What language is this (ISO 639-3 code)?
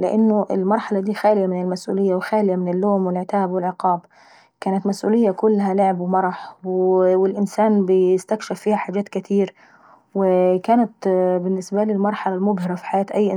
aec